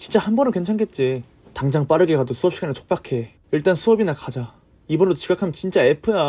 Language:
Korean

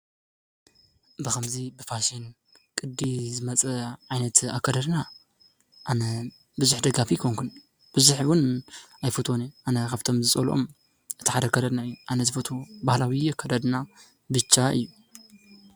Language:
Tigrinya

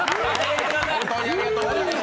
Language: Japanese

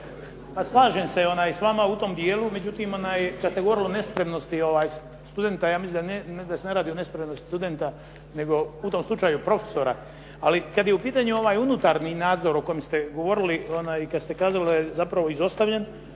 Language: Croatian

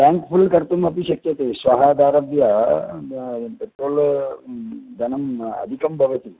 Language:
Sanskrit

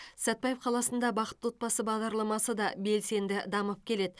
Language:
Kazakh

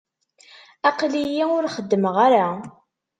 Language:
Kabyle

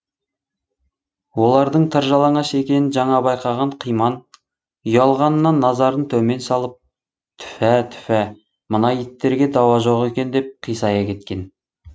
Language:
Kazakh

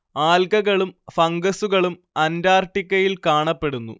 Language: Malayalam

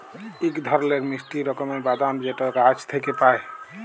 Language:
Bangla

